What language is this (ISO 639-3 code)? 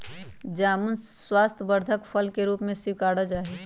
mag